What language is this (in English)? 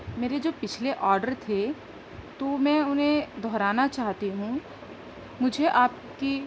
Urdu